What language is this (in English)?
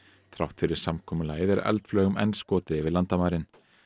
Icelandic